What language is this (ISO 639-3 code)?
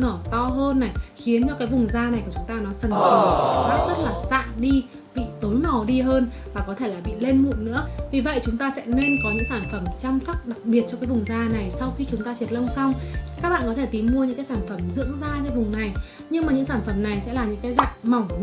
vie